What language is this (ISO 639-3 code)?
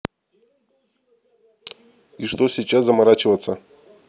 rus